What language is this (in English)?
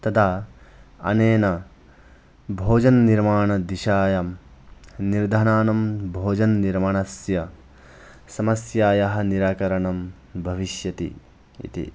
Sanskrit